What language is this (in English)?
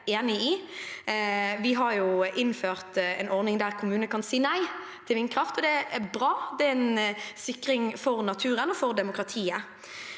Norwegian